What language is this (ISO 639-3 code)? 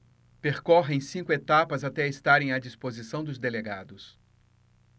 por